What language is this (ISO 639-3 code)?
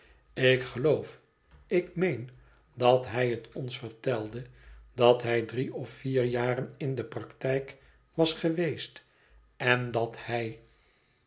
nld